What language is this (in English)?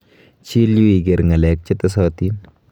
Kalenjin